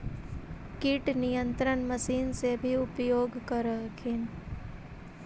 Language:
Magahi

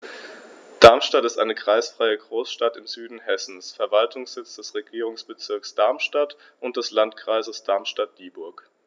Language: German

